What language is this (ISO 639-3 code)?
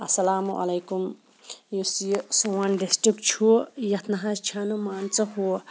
kas